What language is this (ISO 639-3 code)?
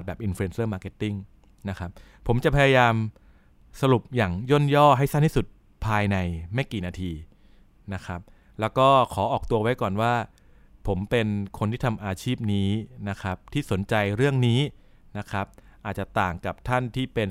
tha